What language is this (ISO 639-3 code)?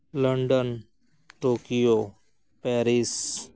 sat